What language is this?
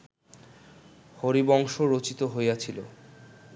Bangla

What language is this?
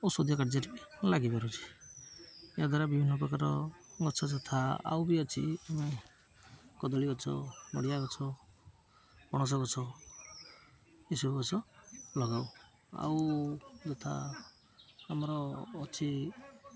Odia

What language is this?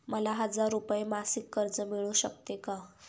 Marathi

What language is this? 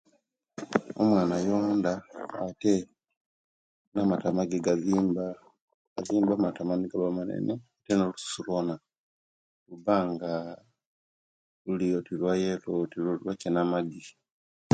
Kenyi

